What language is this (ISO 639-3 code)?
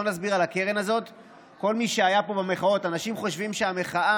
heb